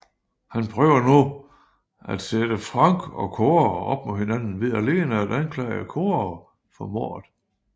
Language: Danish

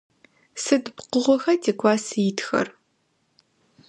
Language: Adyghe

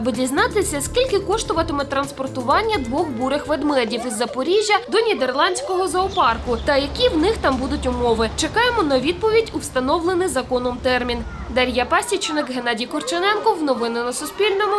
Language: Ukrainian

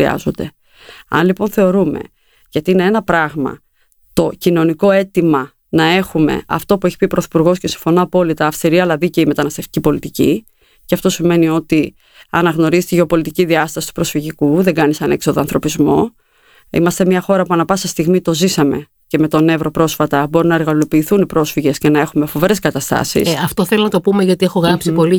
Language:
Greek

